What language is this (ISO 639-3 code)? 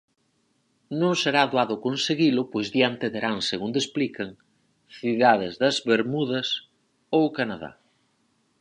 glg